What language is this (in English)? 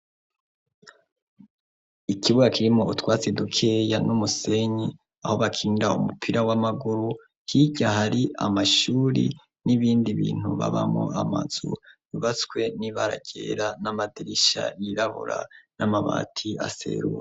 Rundi